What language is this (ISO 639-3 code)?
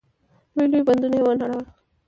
pus